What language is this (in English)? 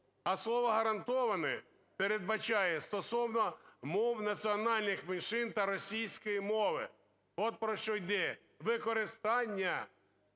Ukrainian